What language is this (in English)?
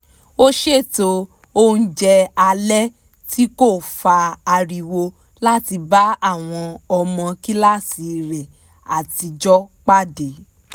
Yoruba